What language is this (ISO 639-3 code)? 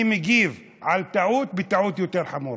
heb